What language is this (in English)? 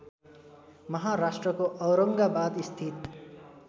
Nepali